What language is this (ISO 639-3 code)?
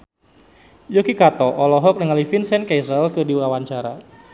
sun